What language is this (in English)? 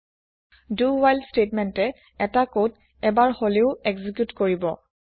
Assamese